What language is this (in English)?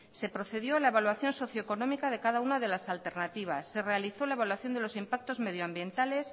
Spanish